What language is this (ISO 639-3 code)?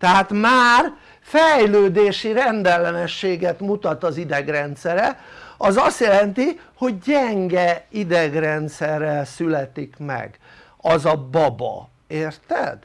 hun